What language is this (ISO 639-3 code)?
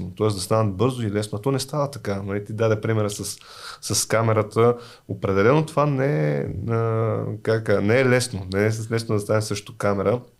bul